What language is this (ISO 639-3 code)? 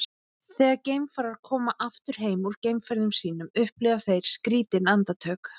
isl